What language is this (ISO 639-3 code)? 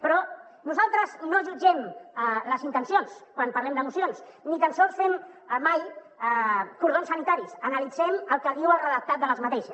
cat